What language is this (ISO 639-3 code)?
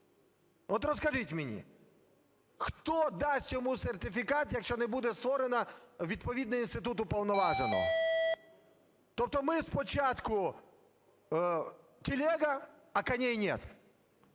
ukr